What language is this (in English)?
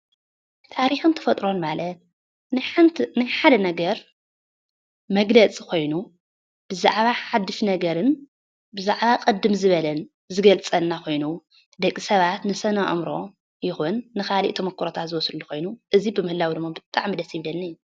Tigrinya